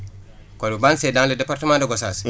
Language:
Wolof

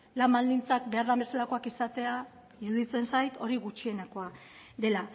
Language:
Basque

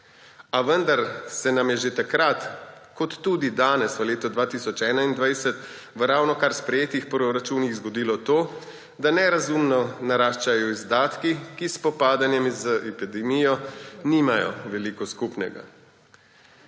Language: Slovenian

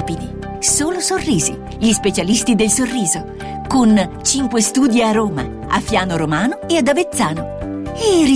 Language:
Italian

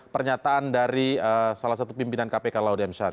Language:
Indonesian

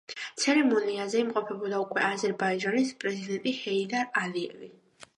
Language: Georgian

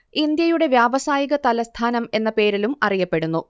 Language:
Malayalam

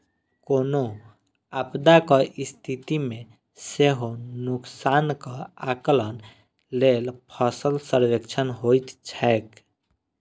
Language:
Maithili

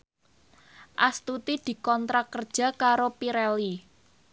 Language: Javanese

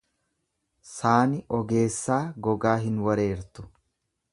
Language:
Oromo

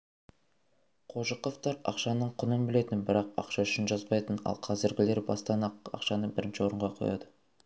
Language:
Kazakh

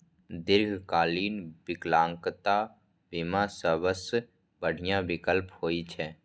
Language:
Maithili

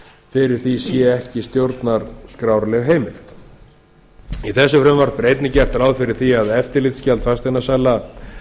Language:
Icelandic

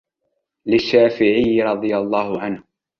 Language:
Arabic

